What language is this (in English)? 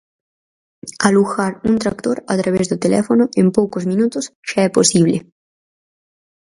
Galician